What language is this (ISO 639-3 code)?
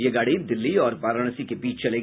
hin